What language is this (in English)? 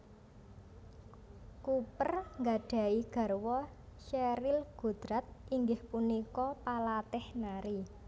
Javanese